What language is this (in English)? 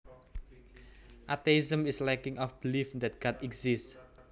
Javanese